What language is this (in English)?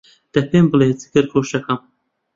Central Kurdish